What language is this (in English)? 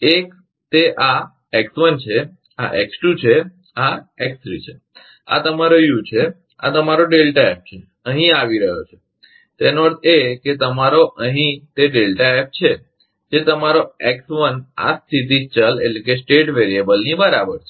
Gujarati